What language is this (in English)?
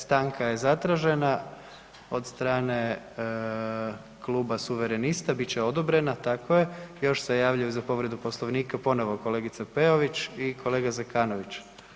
Croatian